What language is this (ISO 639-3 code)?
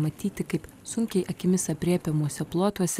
lit